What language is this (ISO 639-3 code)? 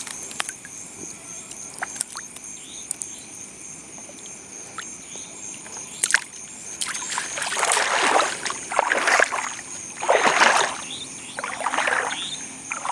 ind